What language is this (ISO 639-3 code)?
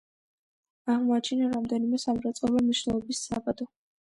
kat